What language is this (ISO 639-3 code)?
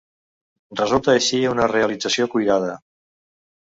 cat